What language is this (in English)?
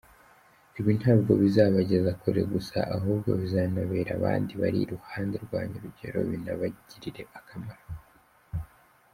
Kinyarwanda